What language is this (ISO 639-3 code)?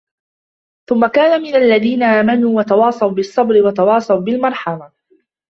ara